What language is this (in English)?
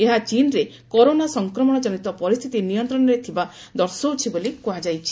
Odia